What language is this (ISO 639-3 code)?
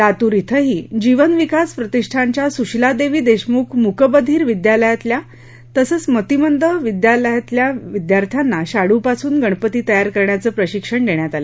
mar